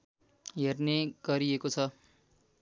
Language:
Nepali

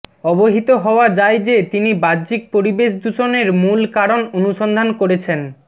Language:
Bangla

